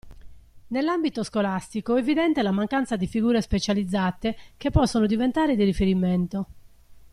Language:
Italian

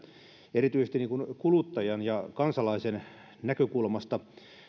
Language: Finnish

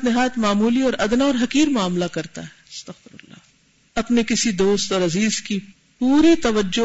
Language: Urdu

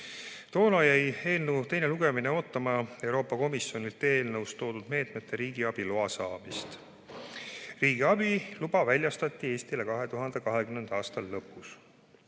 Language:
Estonian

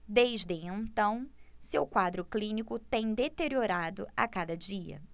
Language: Portuguese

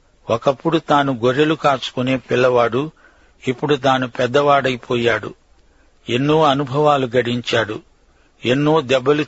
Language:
Telugu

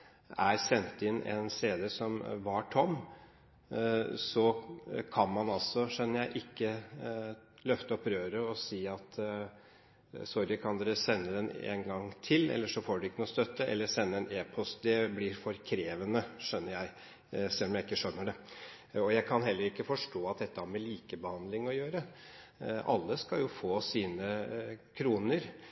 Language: Norwegian Bokmål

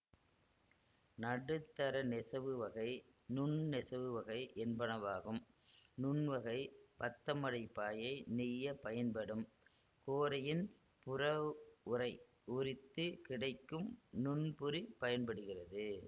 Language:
Tamil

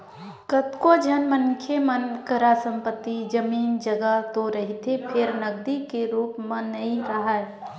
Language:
Chhattisgarhi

